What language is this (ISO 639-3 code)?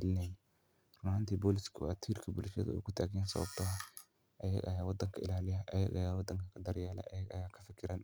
som